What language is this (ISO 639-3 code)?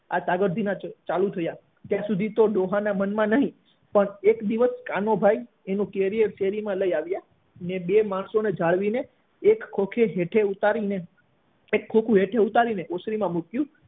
guj